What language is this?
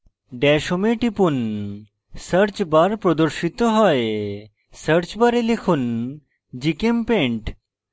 Bangla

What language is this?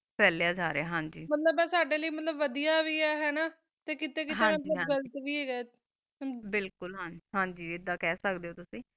Punjabi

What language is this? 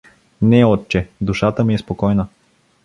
Bulgarian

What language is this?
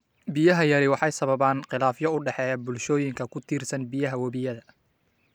Somali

